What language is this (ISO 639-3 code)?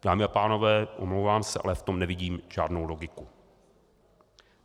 ces